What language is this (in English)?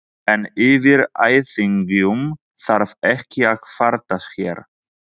Icelandic